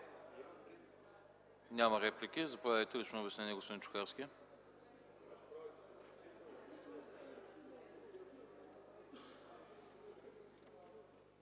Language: Bulgarian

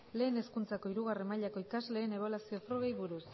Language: Basque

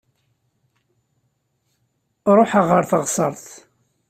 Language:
Kabyle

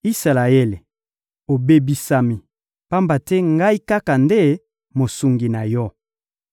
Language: Lingala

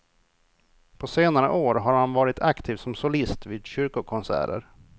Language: Swedish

